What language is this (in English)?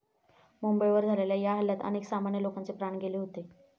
Marathi